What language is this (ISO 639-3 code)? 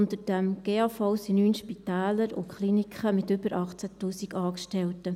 gsw